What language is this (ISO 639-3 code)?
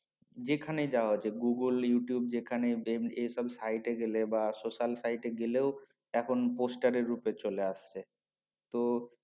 ben